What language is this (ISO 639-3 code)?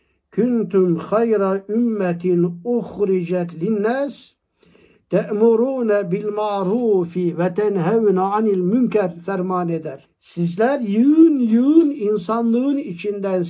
tur